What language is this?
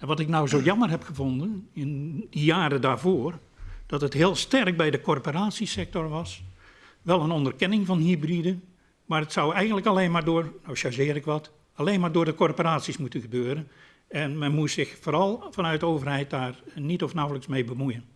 Dutch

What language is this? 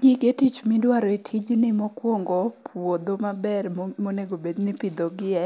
Luo (Kenya and Tanzania)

